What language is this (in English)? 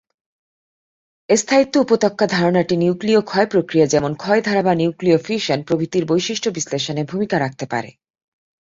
Bangla